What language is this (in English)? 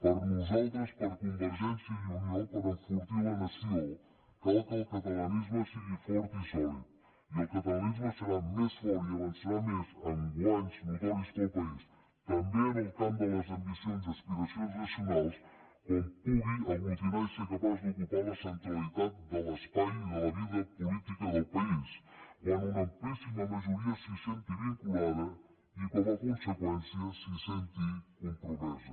Catalan